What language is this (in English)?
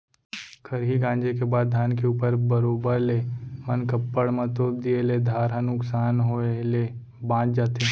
Chhattisgarhi